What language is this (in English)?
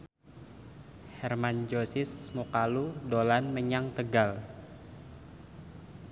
Javanese